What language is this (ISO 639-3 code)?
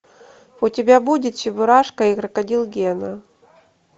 rus